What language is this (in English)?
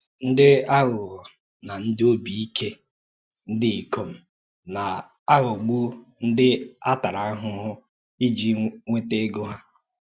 Igbo